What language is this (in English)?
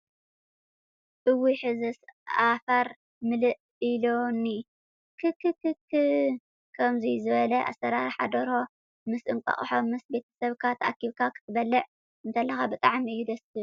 Tigrinya